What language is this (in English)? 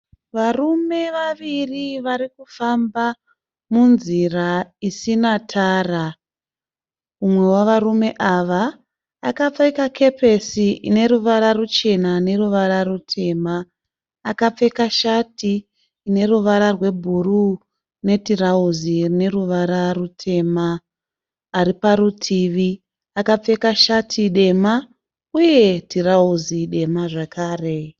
Shona